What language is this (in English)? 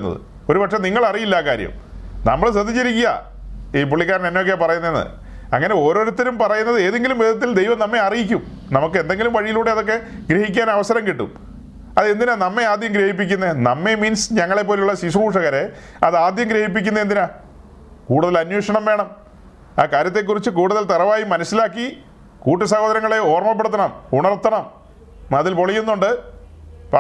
Malayalam